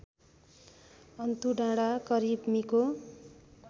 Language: Nepali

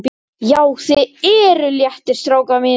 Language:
Icelandic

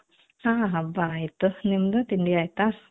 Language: Kannada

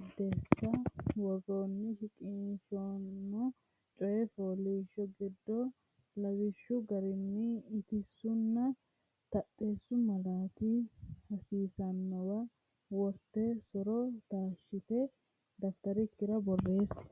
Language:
Sidamo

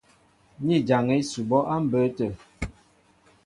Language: Mbo (Cameroon)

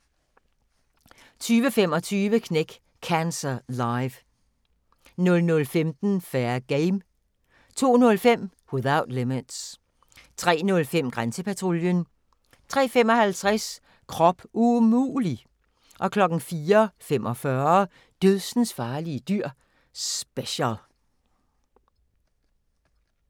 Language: Danish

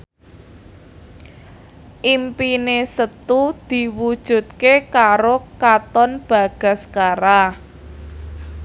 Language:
Javanese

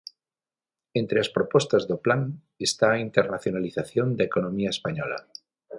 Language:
Galician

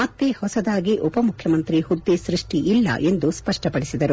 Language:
Kannada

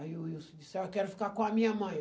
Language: Portuguese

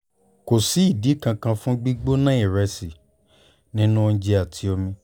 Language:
Yoruba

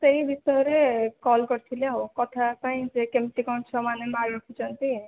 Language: Odia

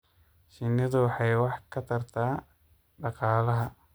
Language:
Somali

